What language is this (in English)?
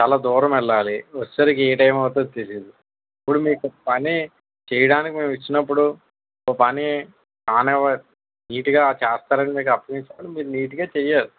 Telugu